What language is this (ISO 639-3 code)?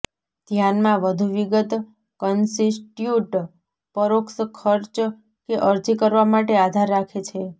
guj